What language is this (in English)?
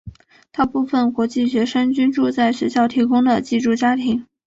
Chinese